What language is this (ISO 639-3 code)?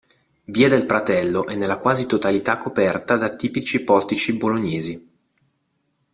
ita